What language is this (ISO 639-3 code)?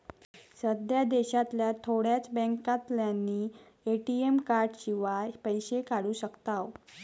mar